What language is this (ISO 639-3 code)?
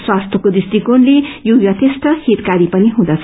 nep